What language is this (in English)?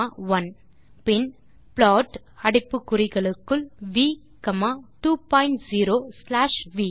Tamil